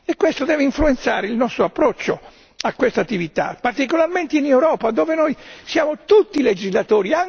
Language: Italian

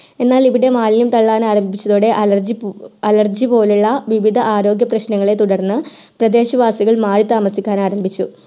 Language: Malayalam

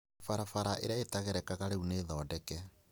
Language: Kikuyu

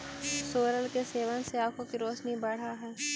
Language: Magahi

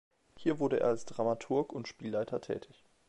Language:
German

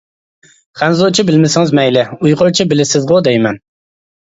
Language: Uyghur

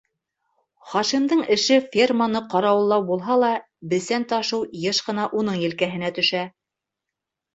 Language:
Bashkir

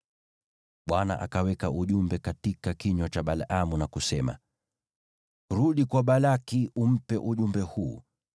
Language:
Swahili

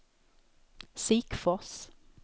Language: Swedish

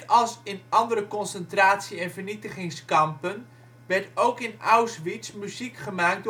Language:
Dutch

